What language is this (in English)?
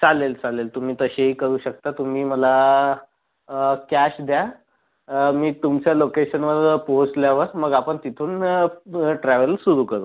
Marathi